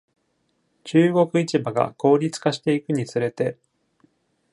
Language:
Japanese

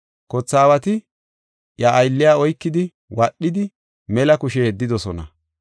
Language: Gofa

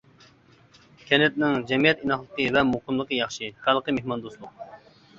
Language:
Uyghur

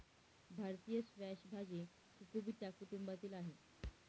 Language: Marathi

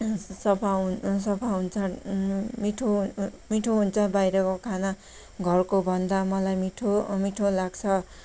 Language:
Nepali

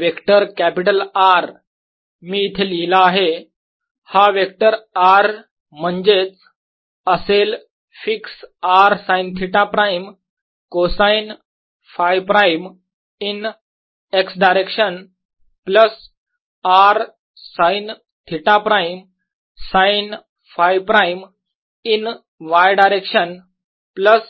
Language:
Marathi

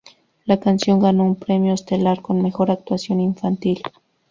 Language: Spanish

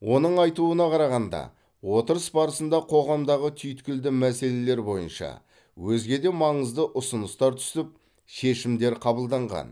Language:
Kazakh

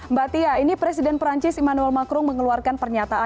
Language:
Indonesian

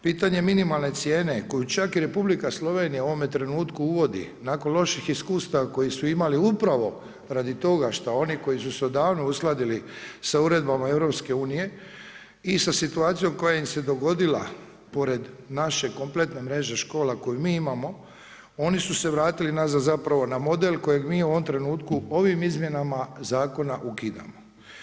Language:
Croatian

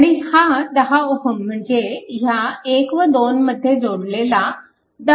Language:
Marathi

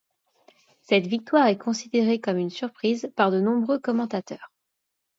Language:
French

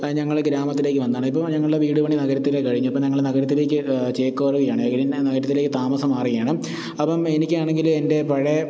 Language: Malayalam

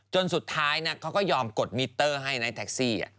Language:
Thai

